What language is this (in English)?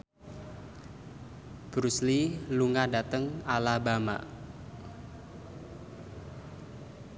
Javanese